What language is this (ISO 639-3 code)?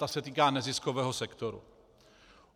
ces